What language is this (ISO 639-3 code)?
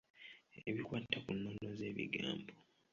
lug